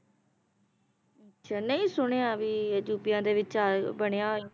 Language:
Punjabi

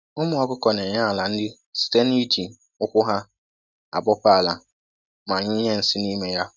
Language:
Igbo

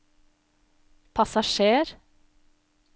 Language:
Norwegian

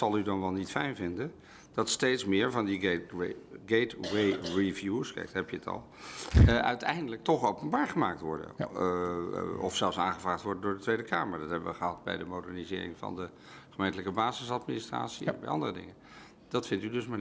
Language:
Dutch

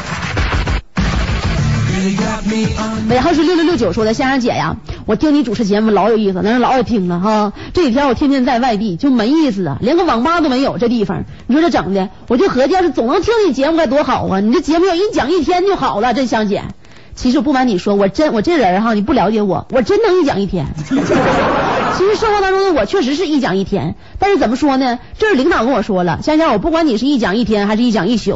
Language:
Chinese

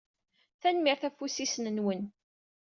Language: Kabyle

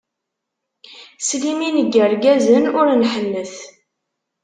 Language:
Kabyle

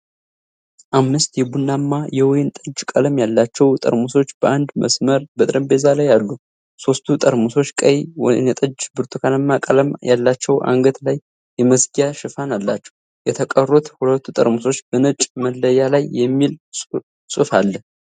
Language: Amharic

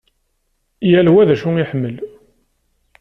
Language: Kabyle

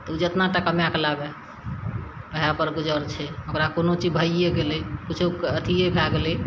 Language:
Maithili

